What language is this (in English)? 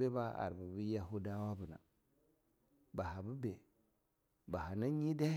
Longuda